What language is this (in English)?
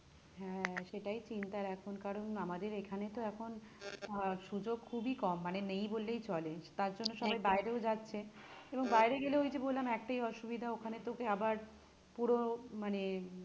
Bangla